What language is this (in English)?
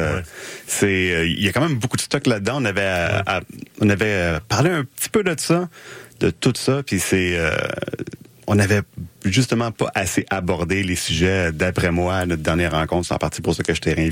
French